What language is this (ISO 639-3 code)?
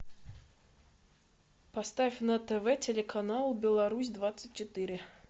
rus